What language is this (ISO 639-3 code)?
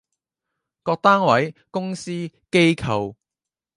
yue